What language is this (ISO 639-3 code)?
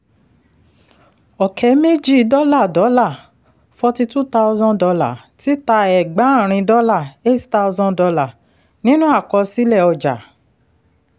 yor